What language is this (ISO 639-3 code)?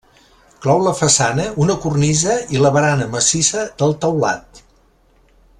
cat